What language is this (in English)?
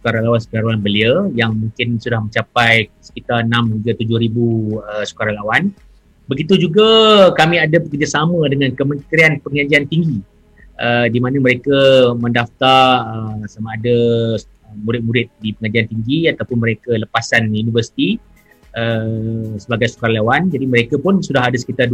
Malay